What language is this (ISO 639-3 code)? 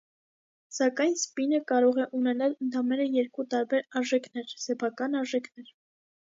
hye